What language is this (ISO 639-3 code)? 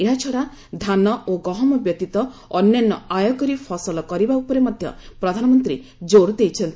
ori